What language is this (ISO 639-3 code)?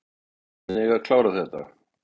isl